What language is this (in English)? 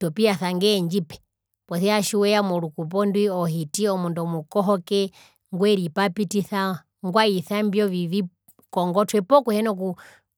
Herero